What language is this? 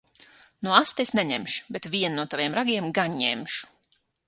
Latvian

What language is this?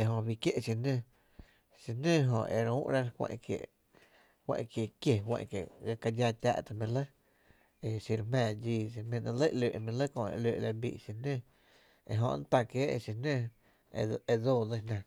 Tepinapa Chinantec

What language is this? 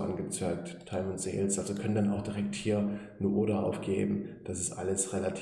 German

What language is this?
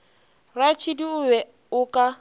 Northern Sotho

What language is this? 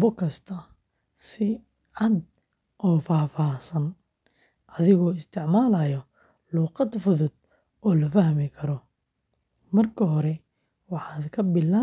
Somali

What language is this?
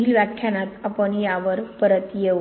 Marathi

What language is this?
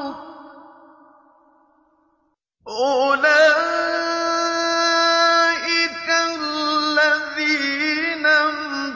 Arabic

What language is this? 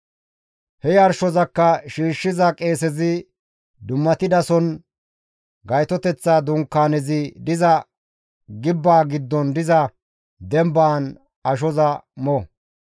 Gamo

